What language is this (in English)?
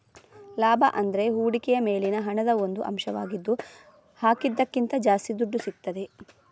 Kannada